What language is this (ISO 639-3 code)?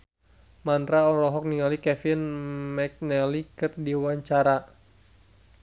sun